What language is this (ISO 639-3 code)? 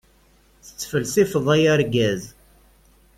kab